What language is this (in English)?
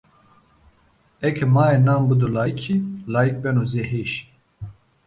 Zaza